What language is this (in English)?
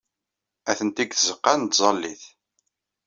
Kabyle